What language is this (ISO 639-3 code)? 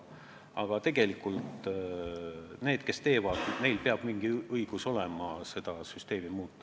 est